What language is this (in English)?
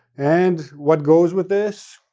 English